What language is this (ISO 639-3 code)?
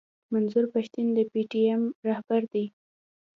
pus